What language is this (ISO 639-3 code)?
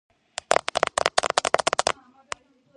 kat